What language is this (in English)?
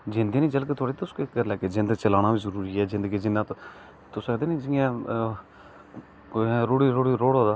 Dogri